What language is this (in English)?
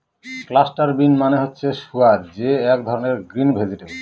Bangla